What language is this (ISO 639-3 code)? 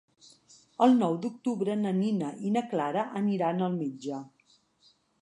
cat